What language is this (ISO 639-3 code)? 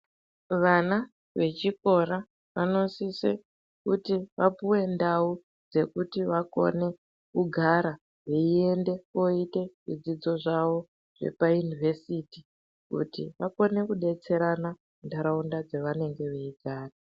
ndc